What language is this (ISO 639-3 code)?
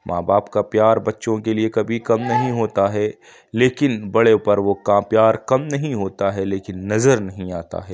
urd